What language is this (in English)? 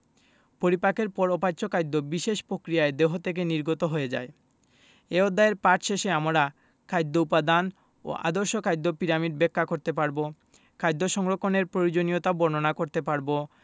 Bangla